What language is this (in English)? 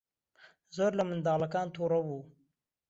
Central Kurdish